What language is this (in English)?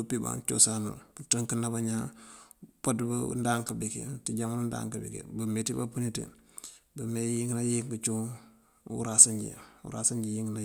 Mandjak